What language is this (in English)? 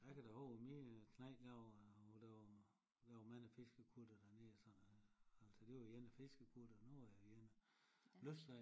Danish